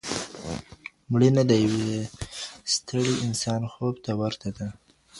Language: Pashto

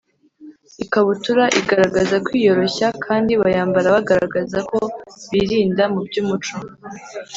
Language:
Kinyarwanda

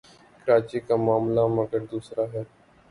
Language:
Urdu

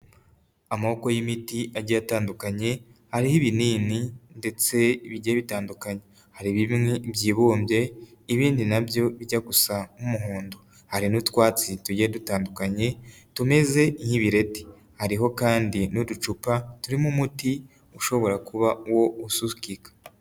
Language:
Kinyarwanda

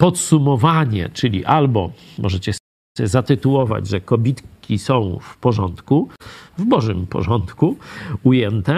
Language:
Polish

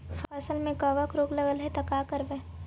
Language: Magahi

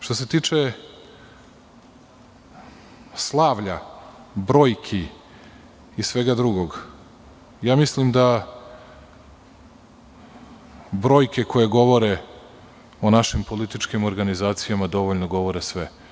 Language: Serbian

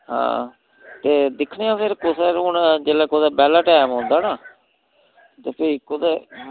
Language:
Dogri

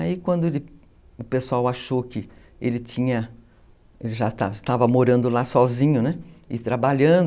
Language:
Portuguese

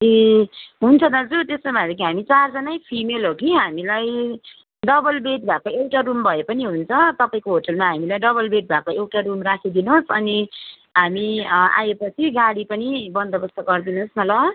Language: Nepali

